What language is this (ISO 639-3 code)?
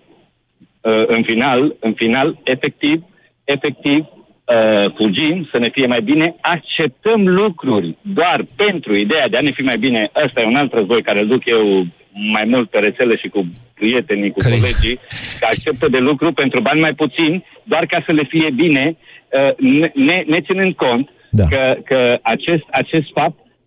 ron